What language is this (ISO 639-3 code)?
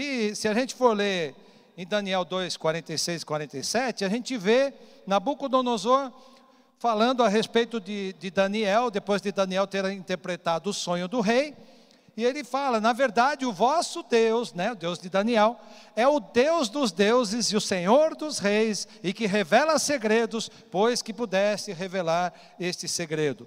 por